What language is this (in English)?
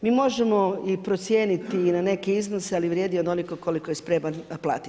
Croatian